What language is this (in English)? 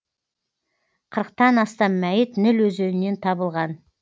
Kazakh